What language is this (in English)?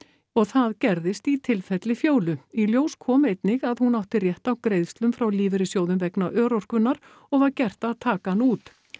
Icelandic